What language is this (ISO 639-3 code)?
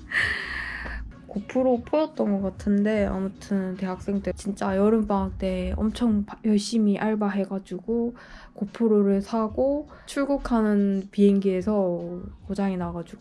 kor